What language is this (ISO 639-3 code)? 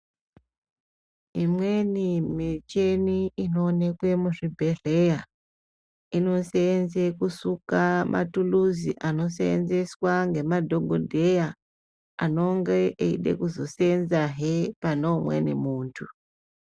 ndc